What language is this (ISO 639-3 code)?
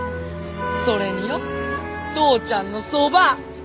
jpn